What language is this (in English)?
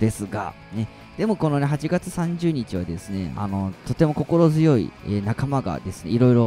Japanese